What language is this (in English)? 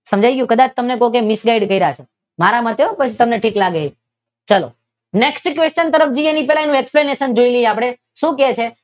Gujarati